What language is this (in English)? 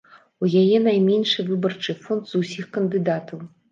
Belarusian